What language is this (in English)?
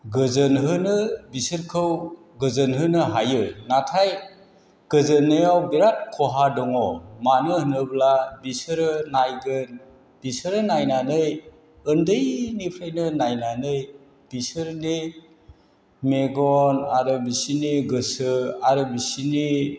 Bodo